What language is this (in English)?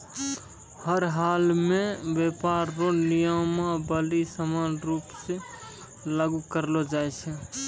Maithili